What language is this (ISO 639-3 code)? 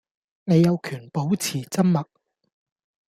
yue